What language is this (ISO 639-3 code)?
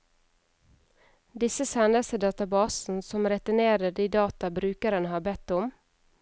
nor